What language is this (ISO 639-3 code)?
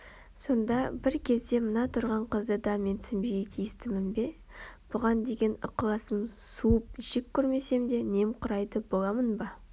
kaz